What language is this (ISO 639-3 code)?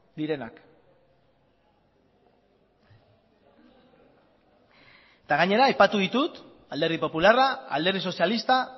eus